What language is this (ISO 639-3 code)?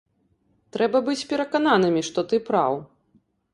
bel